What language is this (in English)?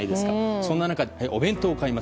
Japanese